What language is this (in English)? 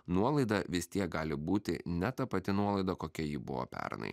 Lithuanian